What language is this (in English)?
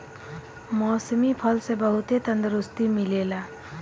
Bhojpuri